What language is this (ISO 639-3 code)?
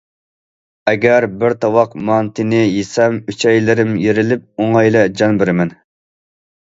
uig